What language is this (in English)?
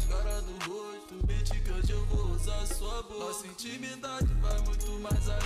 Portuguese